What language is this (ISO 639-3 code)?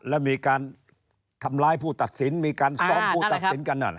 tha